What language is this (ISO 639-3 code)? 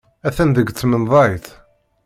kab